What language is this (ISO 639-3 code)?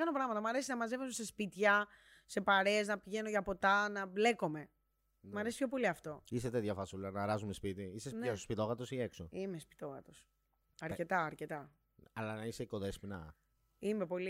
ell